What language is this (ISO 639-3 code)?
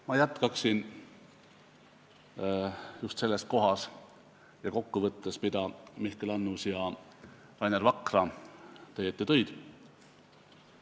est